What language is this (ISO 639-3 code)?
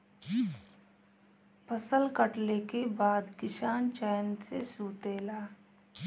bho